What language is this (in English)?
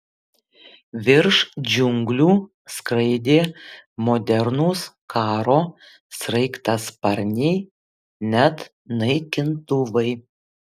Lithuanian